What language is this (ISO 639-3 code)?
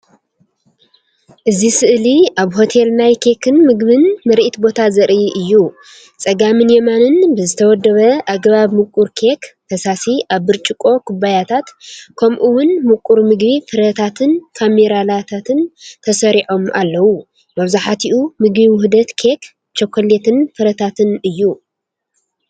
tir